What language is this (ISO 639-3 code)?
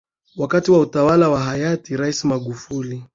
swa